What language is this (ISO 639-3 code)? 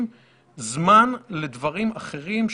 heb